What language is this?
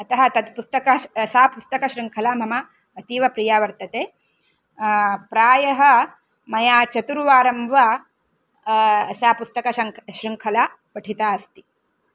Sanskrit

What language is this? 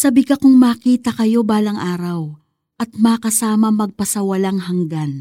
Filipino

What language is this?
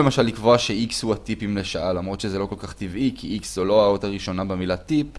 Hebrew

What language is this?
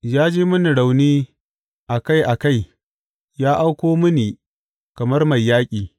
Hausa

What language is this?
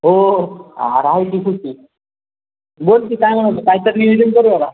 Marathi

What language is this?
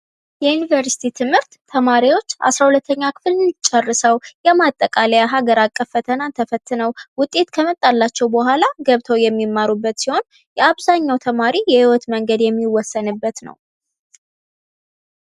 Amharic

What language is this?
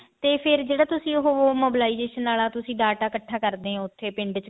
Punjabi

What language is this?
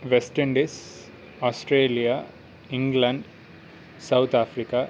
Sanskrit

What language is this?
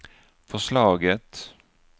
Swedish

